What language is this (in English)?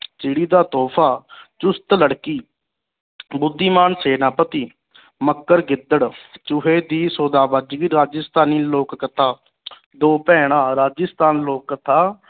Punjabi